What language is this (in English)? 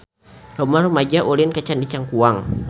Sundanese